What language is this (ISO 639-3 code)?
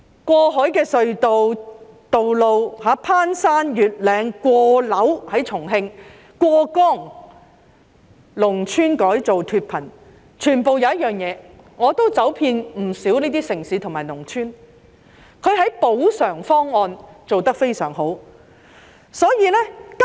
yue